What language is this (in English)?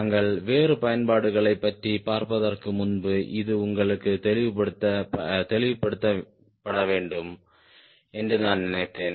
Tamil